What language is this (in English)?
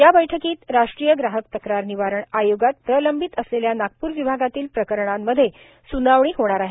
Marathi